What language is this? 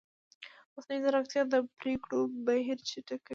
Pashto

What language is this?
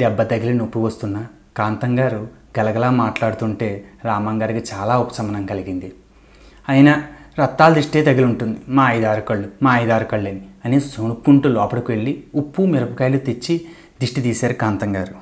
Telugu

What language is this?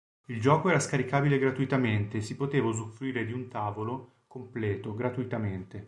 Italian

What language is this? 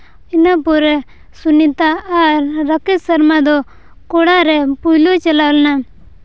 Santali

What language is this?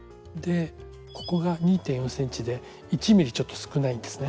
Japanese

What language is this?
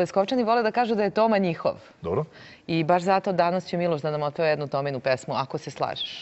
Thai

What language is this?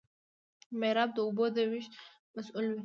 Pashto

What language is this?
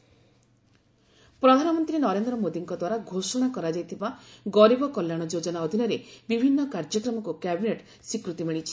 Odia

